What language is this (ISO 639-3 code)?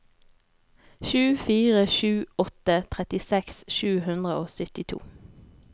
nor